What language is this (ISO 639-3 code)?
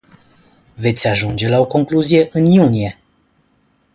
ron